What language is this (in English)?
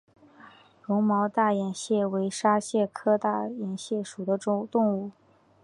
Chinese